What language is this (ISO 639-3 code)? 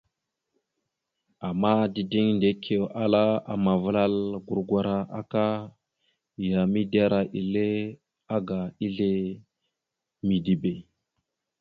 mxu